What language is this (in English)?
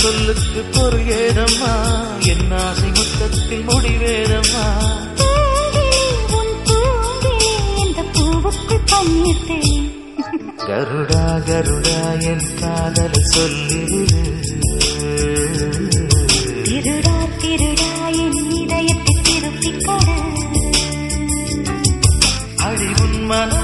Tamil